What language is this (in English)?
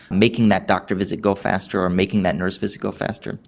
English